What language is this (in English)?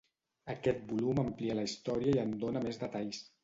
Catalan